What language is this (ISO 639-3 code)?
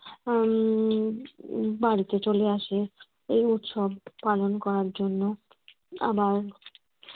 ben